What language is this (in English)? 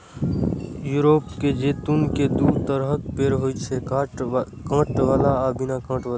Maithili